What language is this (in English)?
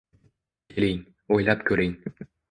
Uzbek